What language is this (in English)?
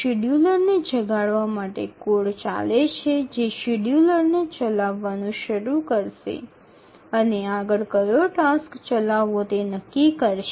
Bangla